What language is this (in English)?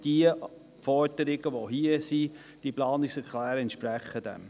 Swiss German